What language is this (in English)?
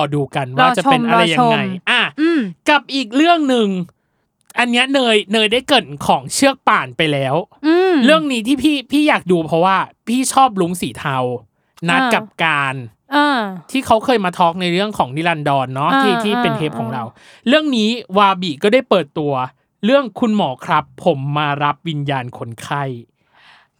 Thai